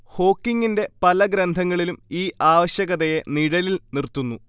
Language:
Malayalam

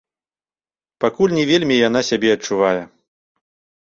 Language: Belarusian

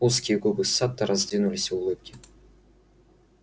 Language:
Russian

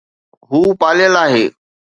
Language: Sindhi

